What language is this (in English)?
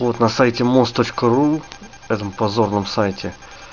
Russian